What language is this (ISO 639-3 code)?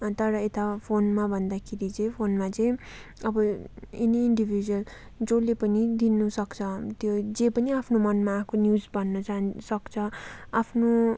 nep